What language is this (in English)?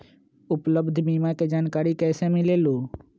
Magahi